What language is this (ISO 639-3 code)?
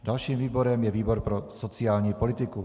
ces